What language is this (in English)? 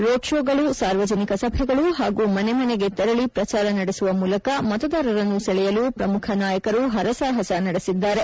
Kannada